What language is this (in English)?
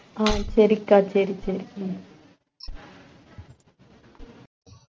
Tamil